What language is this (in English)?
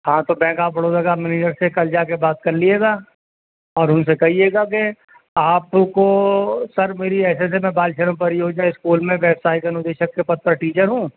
Urdu